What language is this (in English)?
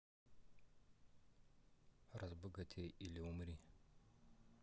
Russian